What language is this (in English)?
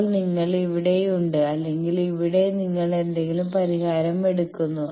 Malayalam